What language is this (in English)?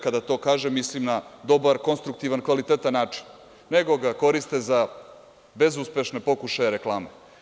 Serbian